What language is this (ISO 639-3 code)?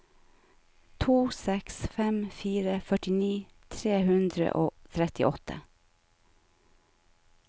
nor